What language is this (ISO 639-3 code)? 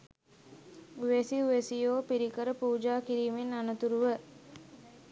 sin